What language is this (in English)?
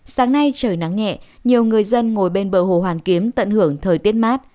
Vietnamese